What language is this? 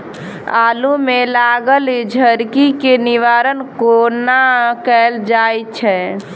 Maithili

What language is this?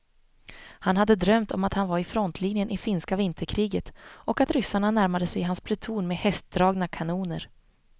Swedish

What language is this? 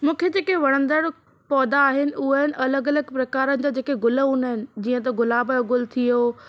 Sindhi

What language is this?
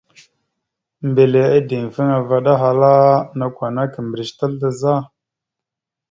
Mada (Cameroon)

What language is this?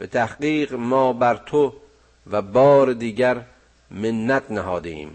Persian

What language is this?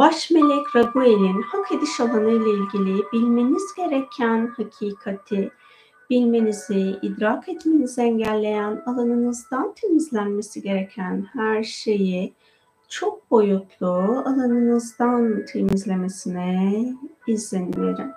Turkish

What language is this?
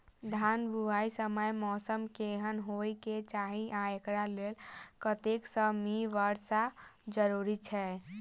Maithili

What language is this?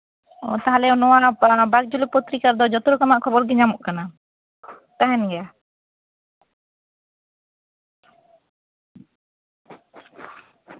Santali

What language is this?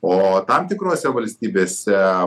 Lithuanian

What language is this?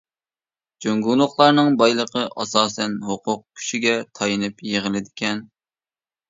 Uyghur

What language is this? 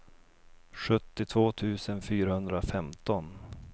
Swedish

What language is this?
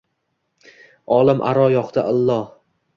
Uzbek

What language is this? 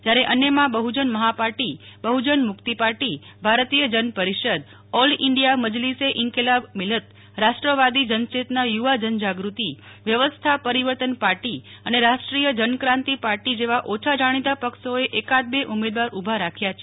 Gujarati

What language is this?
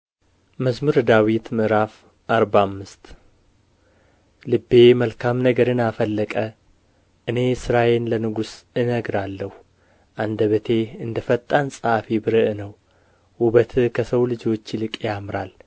Amharic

